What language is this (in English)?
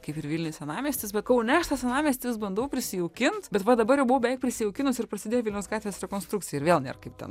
Lithuanian